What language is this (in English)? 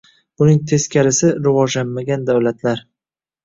Uzbek